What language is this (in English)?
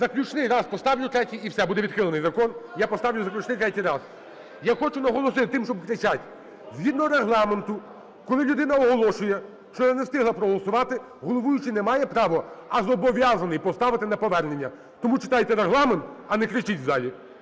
Ukrainian